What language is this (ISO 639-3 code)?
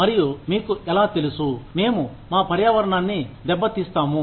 tel